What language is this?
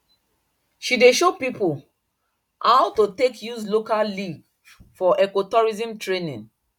Nigerian Pidgin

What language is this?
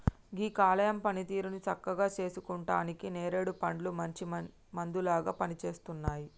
Telugu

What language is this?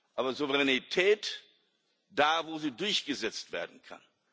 German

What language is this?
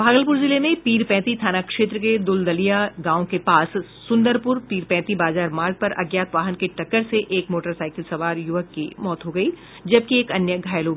Hindi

